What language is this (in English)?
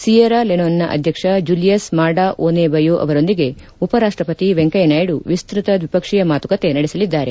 Kannada